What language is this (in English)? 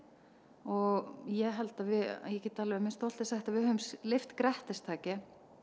Icelandic